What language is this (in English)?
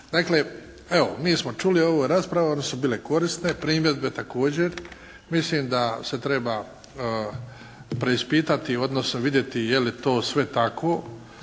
Croatian